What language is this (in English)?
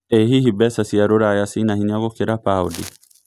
Kikuyu